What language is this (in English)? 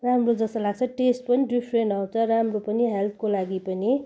Nepali